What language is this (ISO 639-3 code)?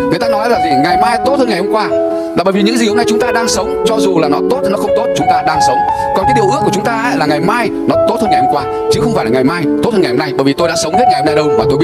vie